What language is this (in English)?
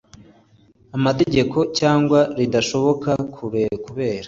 Kinyarwanda